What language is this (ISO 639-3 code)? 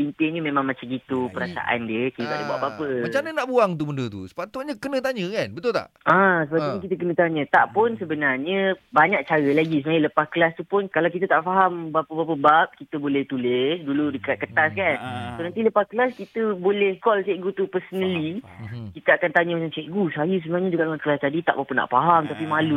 msa